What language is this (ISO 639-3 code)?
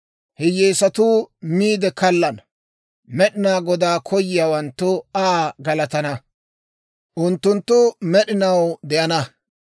dwr